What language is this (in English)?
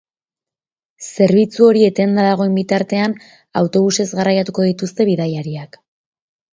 Basque